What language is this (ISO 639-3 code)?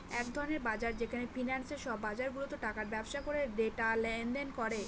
ben